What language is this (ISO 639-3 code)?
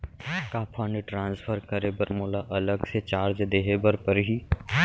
hne